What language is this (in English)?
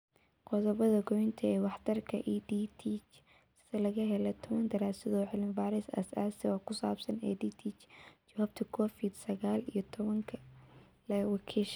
Somali